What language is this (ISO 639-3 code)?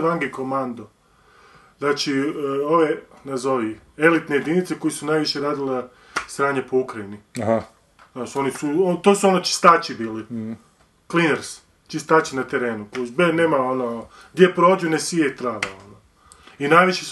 hrv